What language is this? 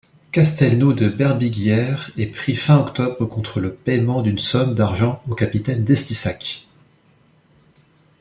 French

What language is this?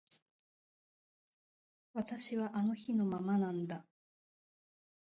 Japanese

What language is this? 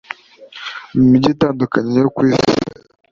Kinyarwanda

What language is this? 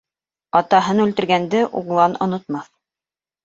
Bashkir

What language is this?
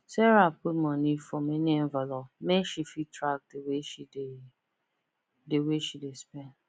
Nigerian Pidgin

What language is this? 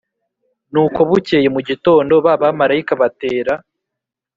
Kinyarwanda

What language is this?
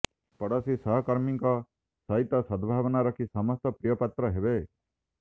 Odia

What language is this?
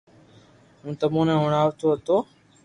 Loarki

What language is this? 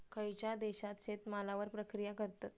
Marathi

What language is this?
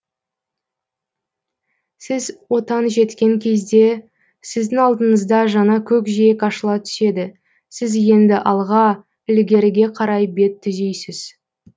Kazakh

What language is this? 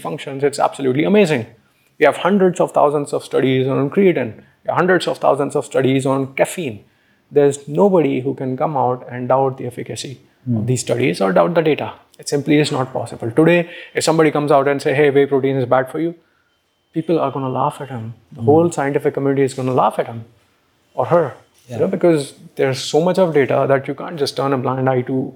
English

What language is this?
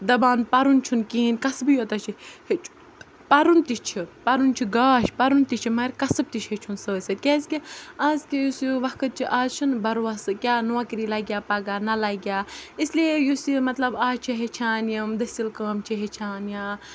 Kashmiri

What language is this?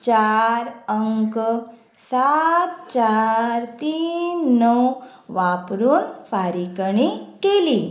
Konkani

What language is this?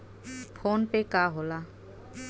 Bhojpuri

